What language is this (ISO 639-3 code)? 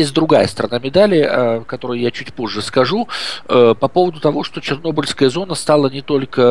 rus